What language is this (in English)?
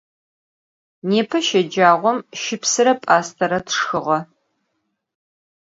Adyghe